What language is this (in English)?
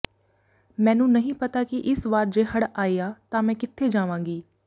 Punjabi